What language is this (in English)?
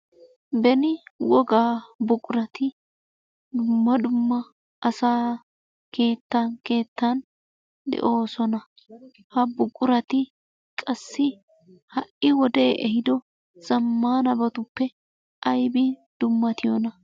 Wolaytta